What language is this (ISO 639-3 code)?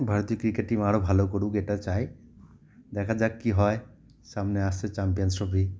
ben